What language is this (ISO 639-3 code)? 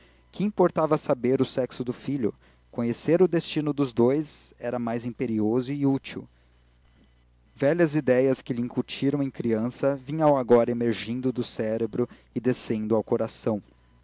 por